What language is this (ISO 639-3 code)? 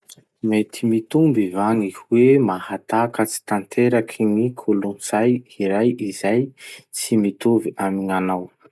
msh